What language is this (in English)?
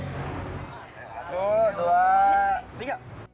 Indonesian